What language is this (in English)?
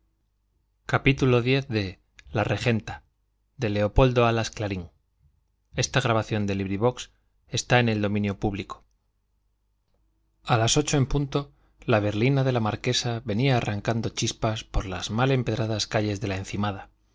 Spanish